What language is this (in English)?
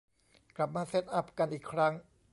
Thai